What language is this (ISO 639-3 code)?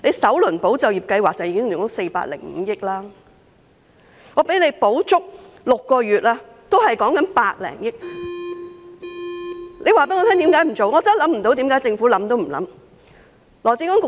yue